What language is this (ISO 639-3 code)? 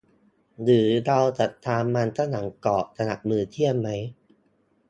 tha